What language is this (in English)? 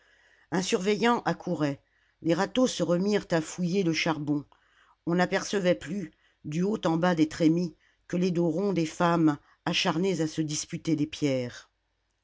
French